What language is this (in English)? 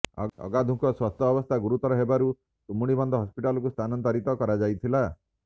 Odia